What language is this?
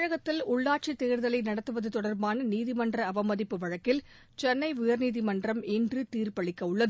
Tamil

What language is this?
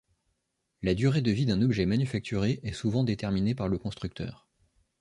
French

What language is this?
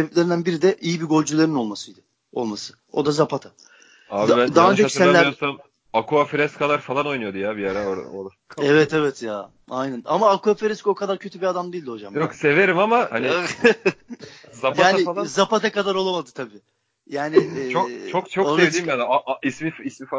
Turkish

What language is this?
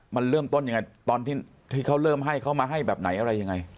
Thai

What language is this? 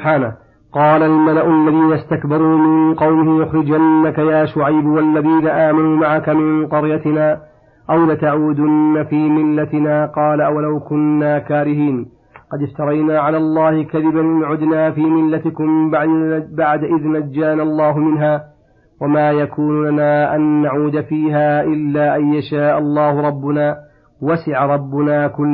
Arabic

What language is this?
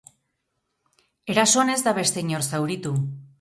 Basque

